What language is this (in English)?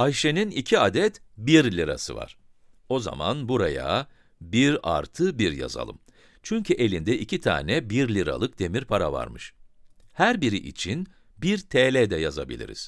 Turkish